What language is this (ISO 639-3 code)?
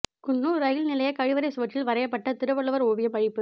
tam